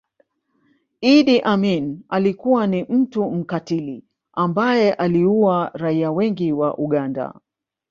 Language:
Swahili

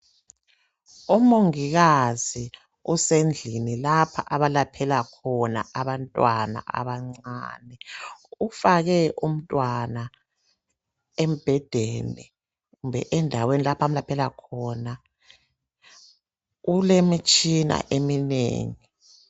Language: North Ndebele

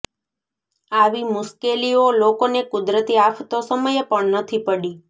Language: Gujarati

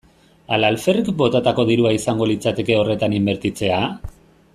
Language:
Basque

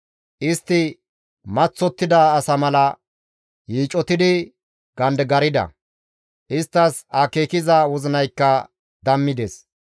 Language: Gamo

